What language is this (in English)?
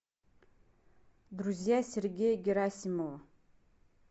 Russian